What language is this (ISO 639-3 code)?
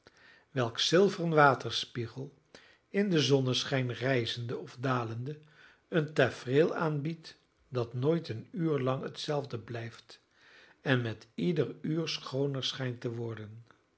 nld